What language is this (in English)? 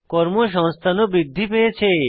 Bangla